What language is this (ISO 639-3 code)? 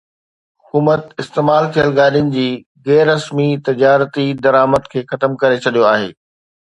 snd